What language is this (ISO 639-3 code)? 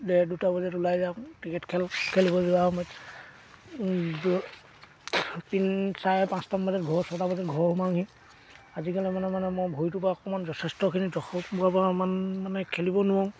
asm